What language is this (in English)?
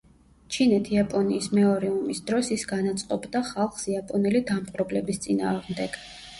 Georgian